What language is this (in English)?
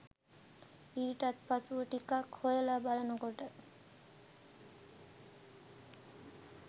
Sinhala